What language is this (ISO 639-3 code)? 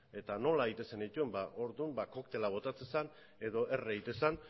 eus